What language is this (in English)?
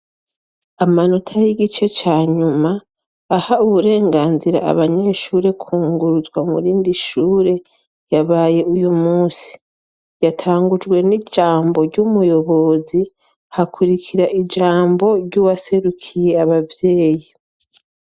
Rundi